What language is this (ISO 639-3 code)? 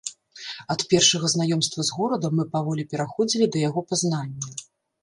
bel